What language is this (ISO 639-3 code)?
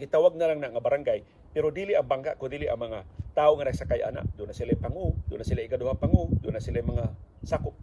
fil